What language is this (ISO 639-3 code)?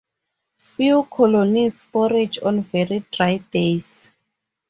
eng